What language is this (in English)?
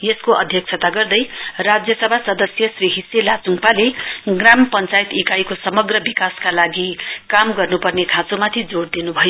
Nepali